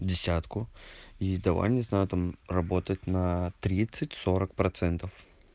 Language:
Russian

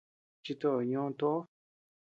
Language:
Tepeuxila Cuicatec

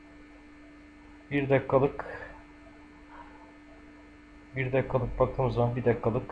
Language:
Turkish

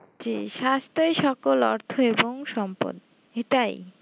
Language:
Bangla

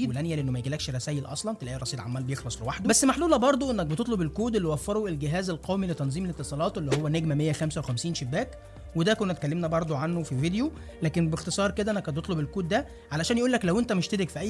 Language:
Arabic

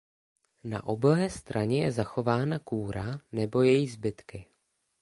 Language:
Czech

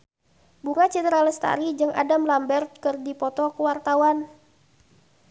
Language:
Sundanese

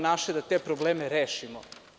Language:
Serbian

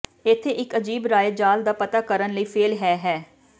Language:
Punjabi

